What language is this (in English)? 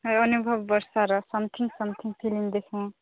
Odia